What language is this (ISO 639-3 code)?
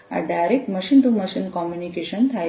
guj